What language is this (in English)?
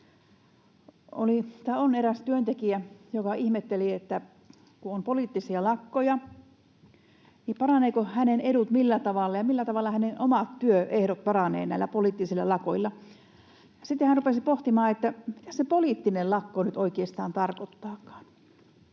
Finnish